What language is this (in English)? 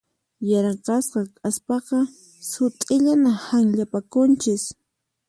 Puno Quechua